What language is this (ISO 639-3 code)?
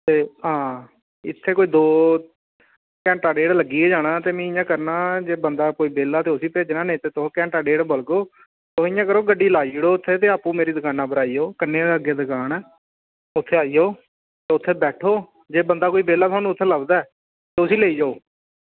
doi